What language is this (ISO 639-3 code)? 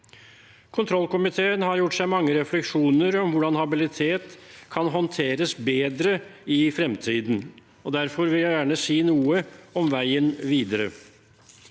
nor